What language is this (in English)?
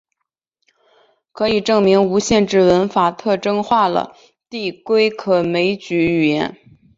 Chinese